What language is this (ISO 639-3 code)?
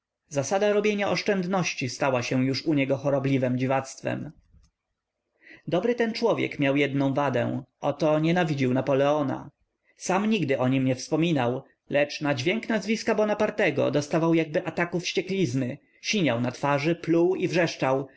pol